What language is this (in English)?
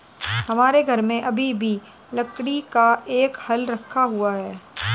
Hindi